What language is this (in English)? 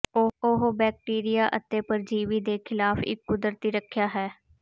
Punjabi